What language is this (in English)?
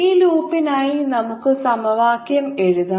Malayalam